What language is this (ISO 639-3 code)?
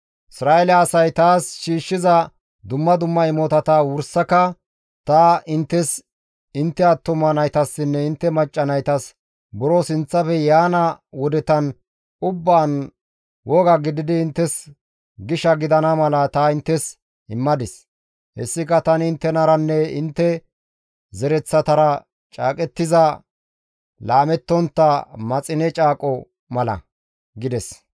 gmv